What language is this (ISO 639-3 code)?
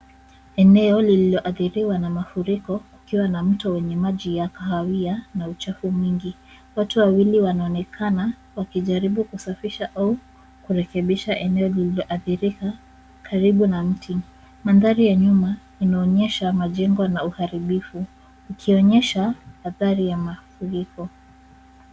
swa